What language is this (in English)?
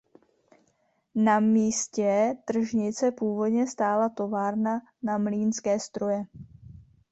Czech